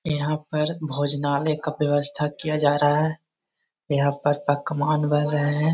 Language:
Magahi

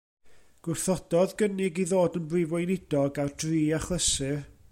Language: Welsh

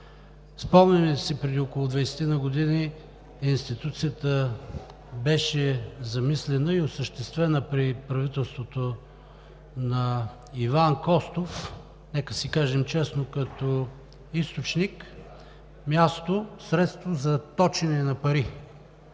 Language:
Bulgarian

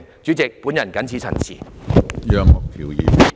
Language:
Cantonese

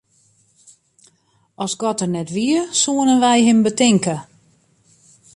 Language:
Western Frisian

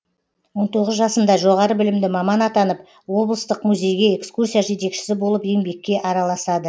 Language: Kazakh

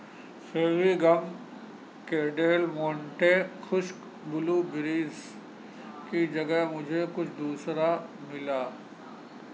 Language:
Urdu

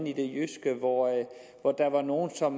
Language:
Danish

